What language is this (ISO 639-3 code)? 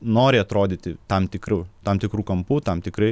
lit